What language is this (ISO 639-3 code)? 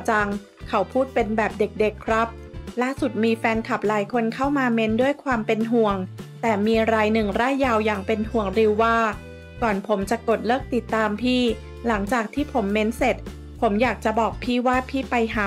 tha